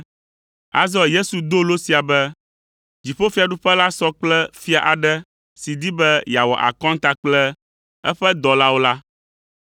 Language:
Ewe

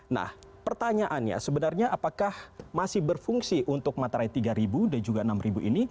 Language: Indonesian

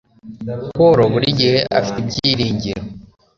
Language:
Kinyarwanda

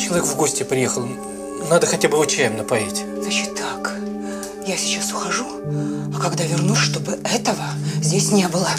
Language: Russian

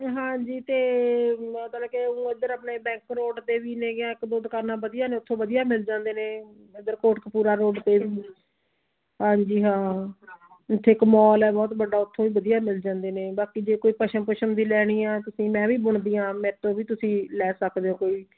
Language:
Punjabi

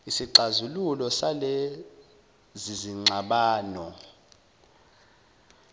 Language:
Zulu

